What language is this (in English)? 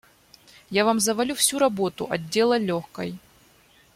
Russian